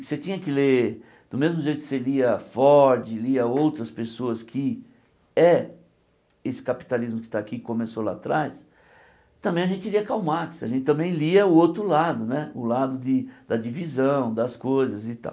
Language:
Portuguese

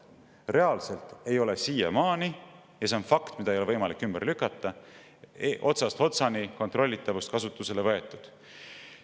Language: Estonian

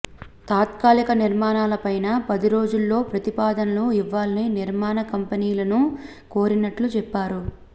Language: Telugu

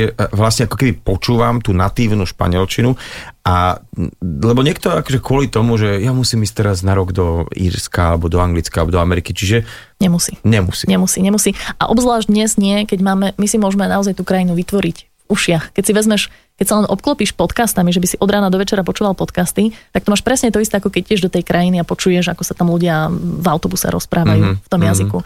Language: Slovak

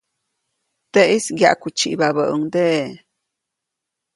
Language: Copainalá Zoque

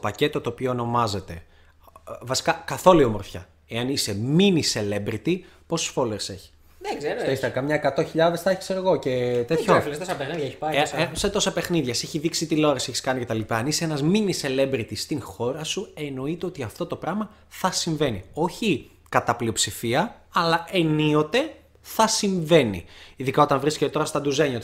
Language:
Greek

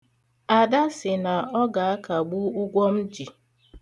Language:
Igbo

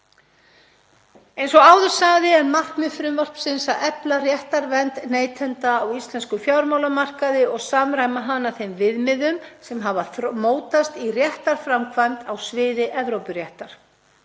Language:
Icelandic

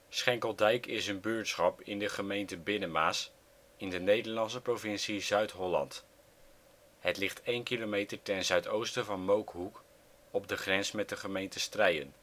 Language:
Dutch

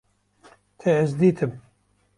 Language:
Kurdish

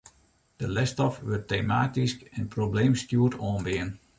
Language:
Western Frisian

